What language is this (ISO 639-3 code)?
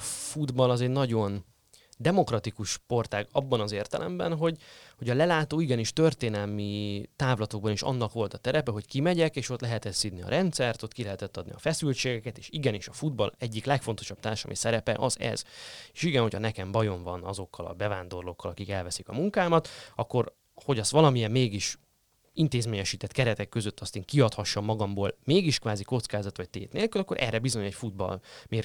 hun